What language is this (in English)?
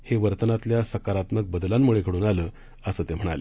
Marathi